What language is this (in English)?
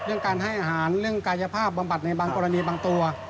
Thai